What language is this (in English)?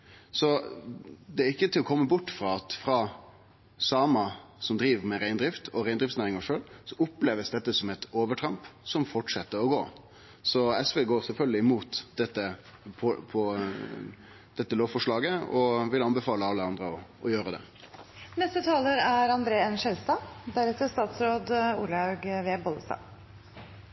Norwegian